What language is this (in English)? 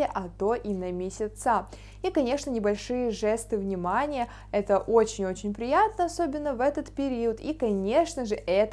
Russian